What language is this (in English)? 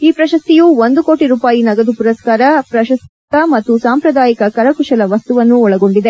Kannada